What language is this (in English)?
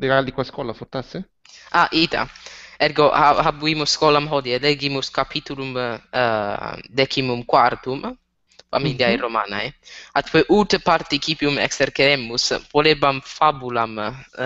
Italian